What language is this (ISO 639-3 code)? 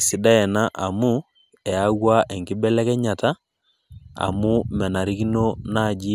mas